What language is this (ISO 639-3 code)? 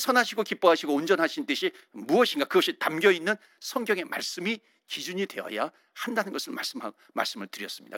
kor